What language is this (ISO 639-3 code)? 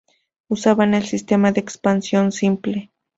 spa